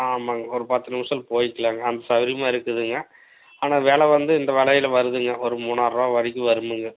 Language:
Tamil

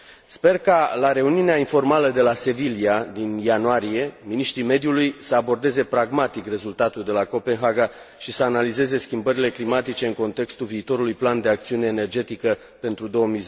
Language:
Romanian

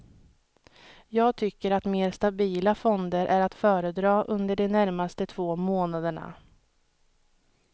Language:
Swedish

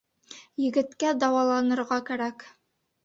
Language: Bashkir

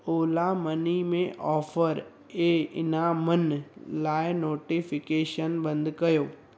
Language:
Sindhi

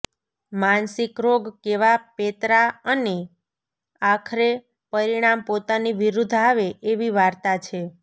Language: Gujarati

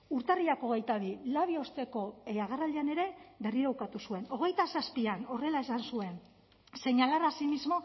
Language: Basque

